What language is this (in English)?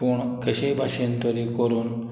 Konkani